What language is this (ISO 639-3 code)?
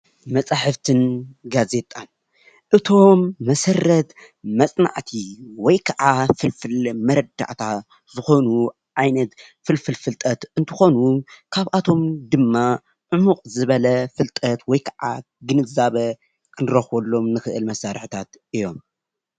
tir